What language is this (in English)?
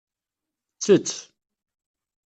Kabyle